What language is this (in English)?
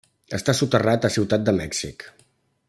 Catalan